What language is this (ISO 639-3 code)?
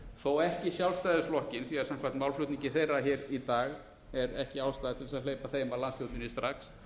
isl